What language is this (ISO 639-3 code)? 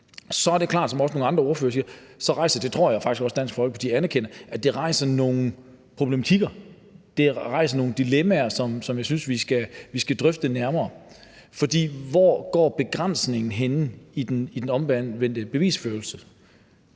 dan